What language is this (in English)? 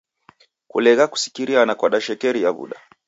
Taita